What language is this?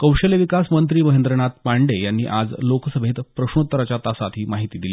Marathi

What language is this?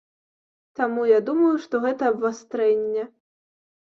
Belarusian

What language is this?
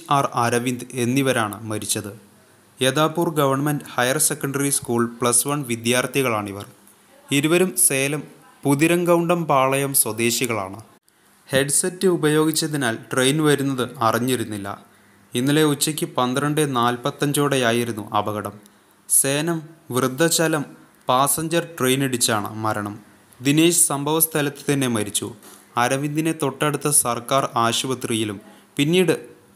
Malayalam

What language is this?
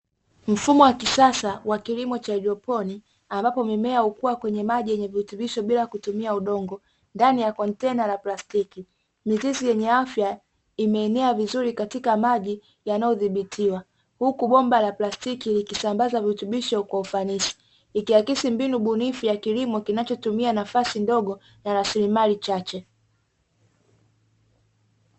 Swahili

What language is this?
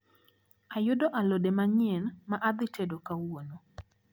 Luo (Kenya and Tanzania)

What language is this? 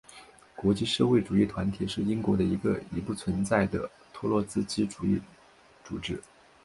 Chinese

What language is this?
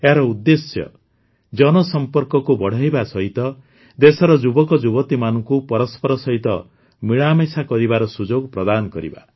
Odia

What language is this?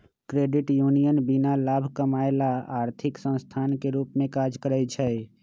Magahi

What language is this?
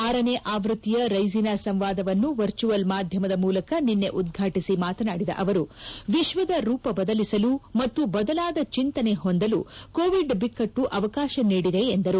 Kannada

